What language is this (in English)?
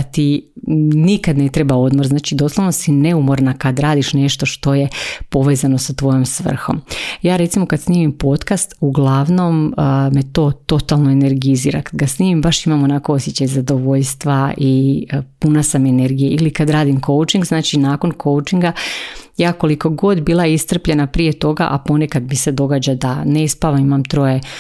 Croatian